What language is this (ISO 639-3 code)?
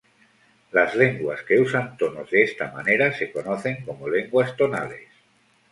spa